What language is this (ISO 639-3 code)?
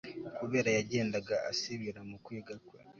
kin